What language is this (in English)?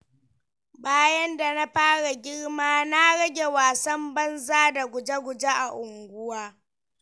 Hausa